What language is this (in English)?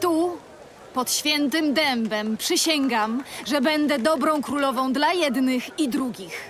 Polish